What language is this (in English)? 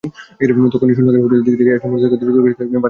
Bangla